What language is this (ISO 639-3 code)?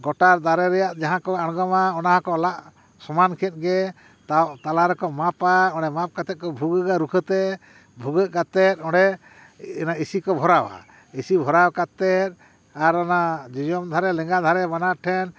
sat